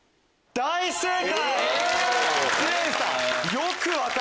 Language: Japanese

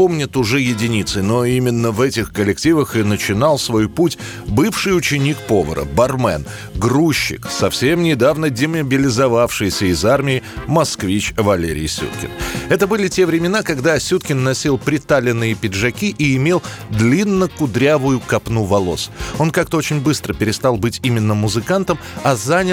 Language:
Russian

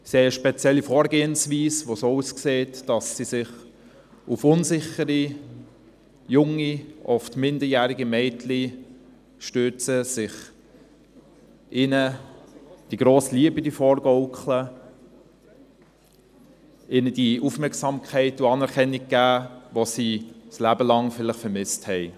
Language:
Swiss German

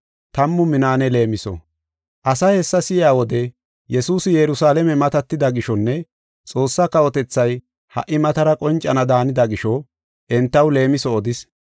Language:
Gofa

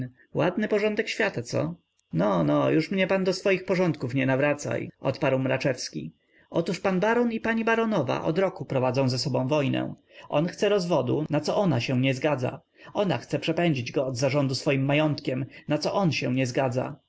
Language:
Polish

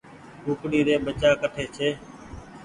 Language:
Goaria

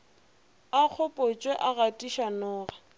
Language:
Northern Sotho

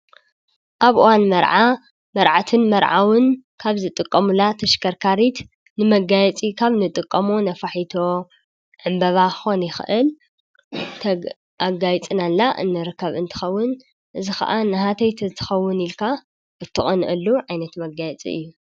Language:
Tigrinya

